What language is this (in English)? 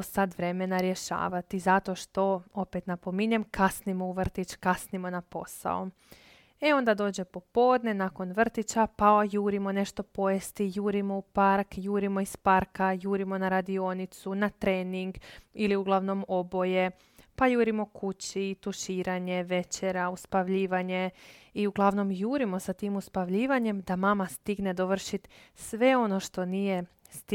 Croatian